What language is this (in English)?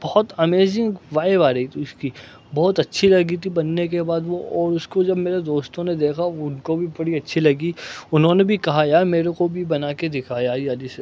Urdu